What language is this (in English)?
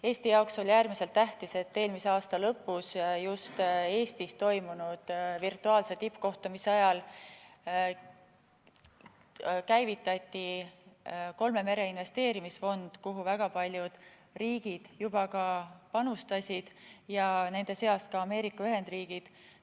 Estonian